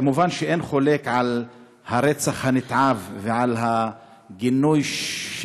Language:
Hebrew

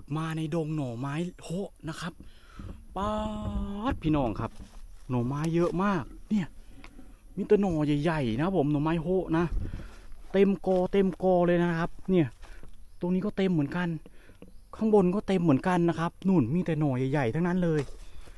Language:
Thai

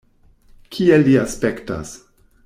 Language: Esperanto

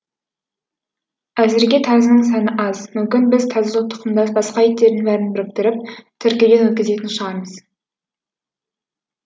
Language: Kazakh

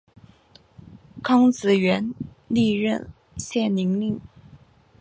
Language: Chinese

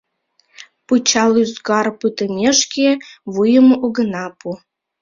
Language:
Mari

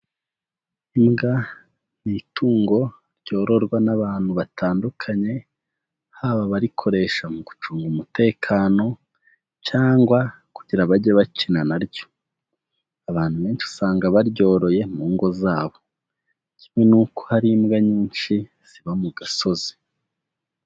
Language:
Kinyarwanda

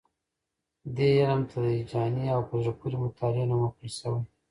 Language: Pashto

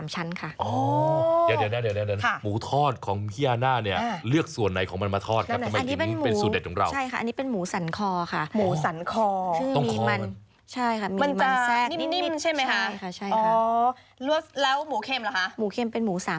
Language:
Thai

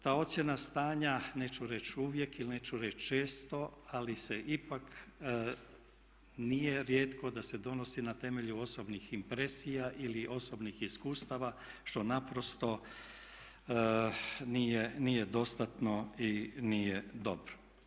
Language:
Croatian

